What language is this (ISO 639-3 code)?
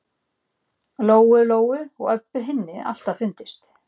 isl